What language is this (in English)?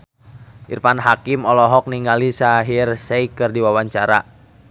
Sundanese